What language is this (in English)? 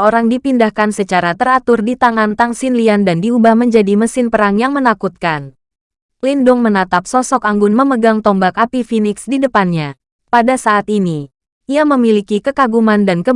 Indonesian